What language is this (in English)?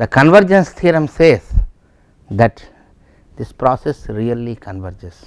English